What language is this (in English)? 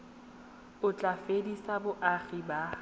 Tswana